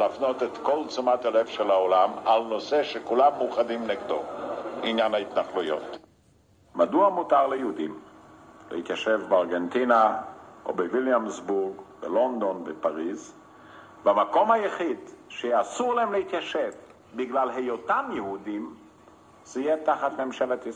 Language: Hebrew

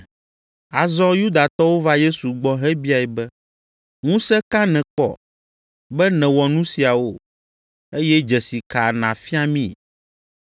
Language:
Ewe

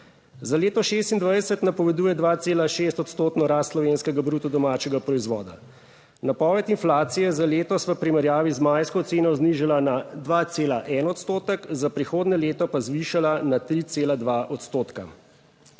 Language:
Slovenian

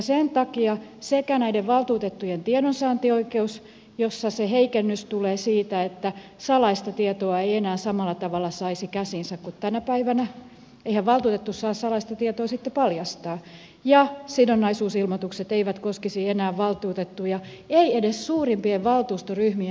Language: Finnish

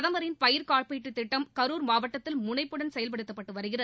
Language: Tamil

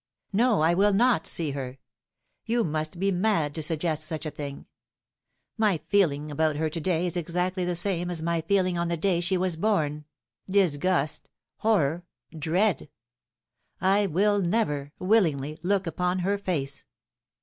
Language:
English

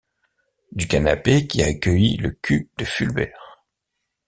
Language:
French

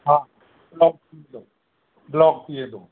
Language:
Sindhi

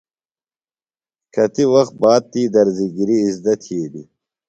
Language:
Phalura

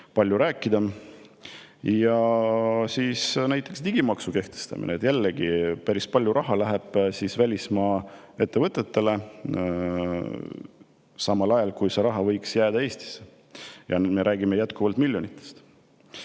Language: Estonian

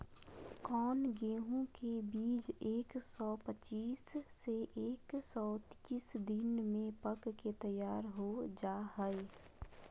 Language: Magahi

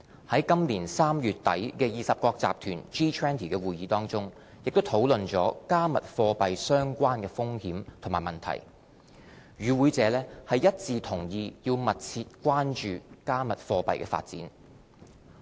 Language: Cantonese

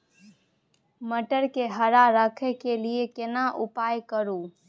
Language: Maithili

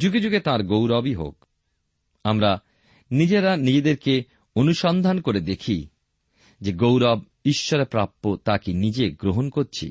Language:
Bangla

